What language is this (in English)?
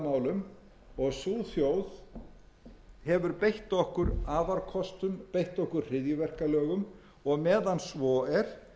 Icelandic